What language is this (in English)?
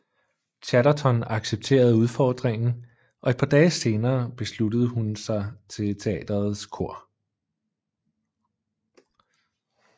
Danish